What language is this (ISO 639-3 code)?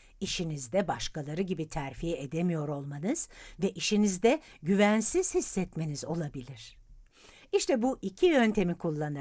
tur